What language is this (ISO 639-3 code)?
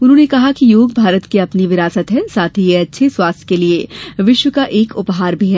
hin